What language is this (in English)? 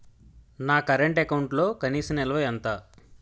Telugu